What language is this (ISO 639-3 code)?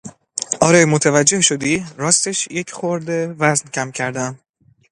fas